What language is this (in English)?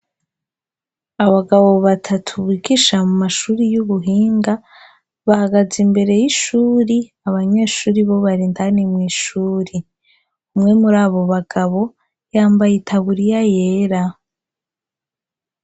Rundi